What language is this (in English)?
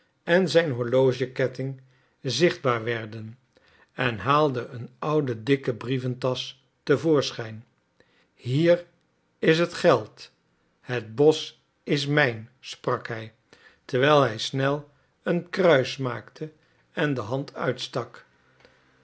Dutch